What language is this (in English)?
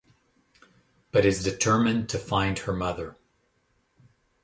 English